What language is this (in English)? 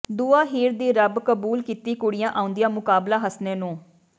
Punjabi